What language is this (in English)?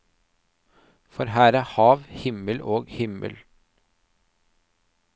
Norwegian